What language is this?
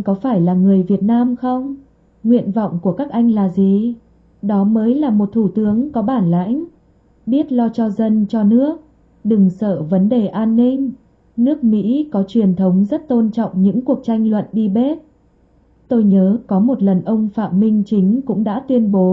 Vietnamese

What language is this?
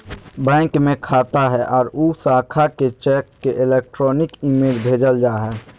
Magahi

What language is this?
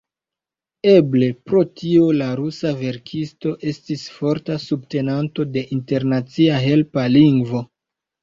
Esperanto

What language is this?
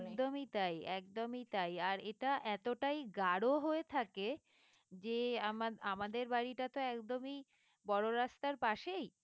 Bangla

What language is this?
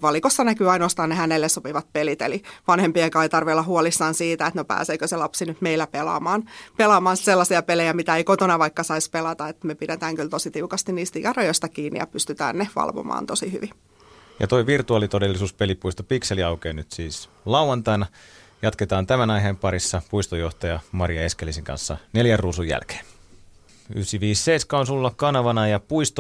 Finnish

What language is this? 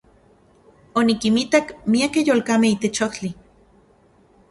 Central Puebla Nahuatl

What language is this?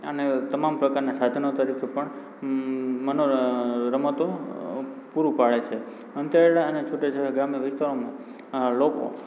Gujarati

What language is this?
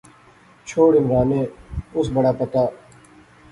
Pahari-Potwari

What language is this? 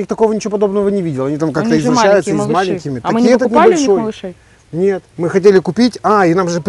Russian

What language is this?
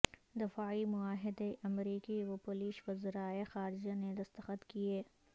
Urdu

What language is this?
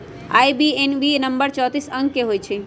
Magahi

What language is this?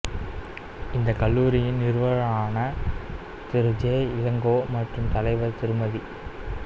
Tamil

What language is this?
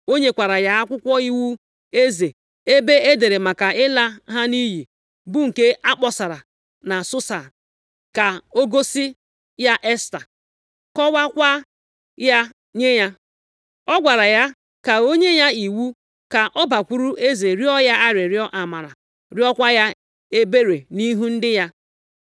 Igbo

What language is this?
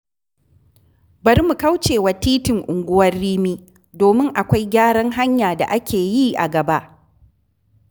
Hausa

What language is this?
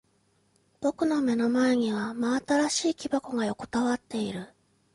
Japanese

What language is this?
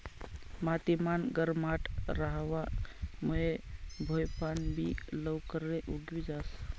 Marathi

